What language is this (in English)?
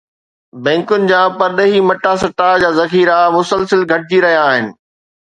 Sindhi